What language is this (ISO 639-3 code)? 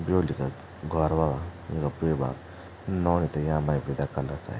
gbm